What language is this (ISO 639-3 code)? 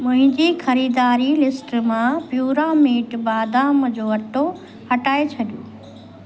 snd